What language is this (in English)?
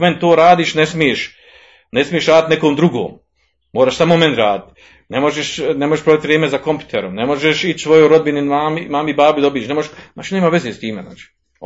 Croatian